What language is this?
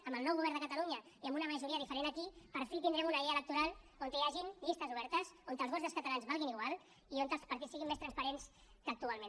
Catalan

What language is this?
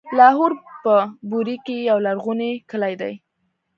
Pashto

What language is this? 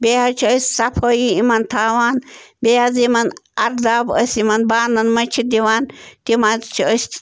Kashmiri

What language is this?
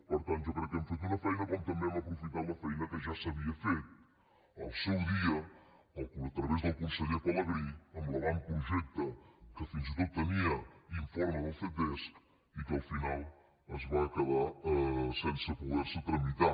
Catalan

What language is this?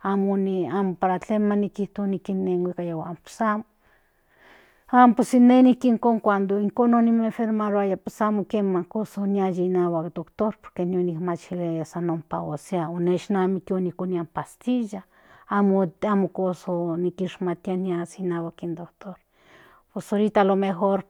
Central Nahuatl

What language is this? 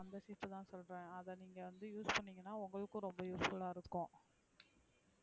Tamil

